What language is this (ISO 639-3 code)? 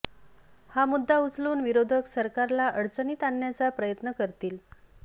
mar